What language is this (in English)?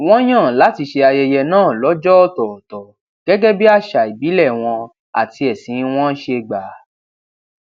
Yoruba